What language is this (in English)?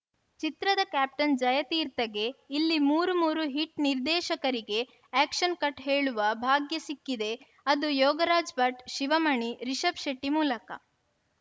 Kannada